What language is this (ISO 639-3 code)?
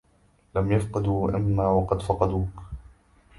ara